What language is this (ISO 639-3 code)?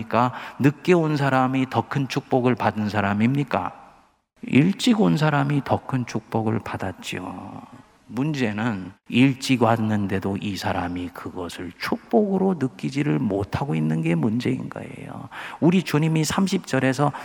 kor